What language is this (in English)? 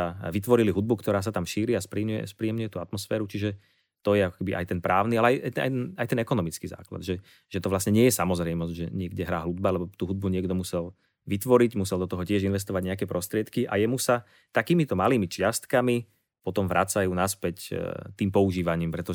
Slovak